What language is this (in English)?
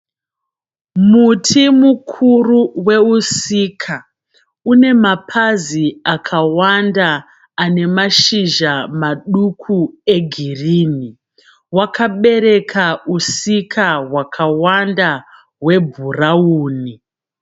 Shona